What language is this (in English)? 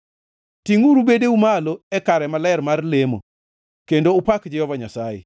Luo (Kenya and Tanzania)